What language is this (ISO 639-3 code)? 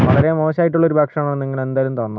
mal